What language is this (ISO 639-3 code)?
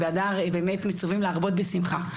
heb